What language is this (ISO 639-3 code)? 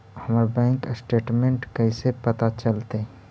mag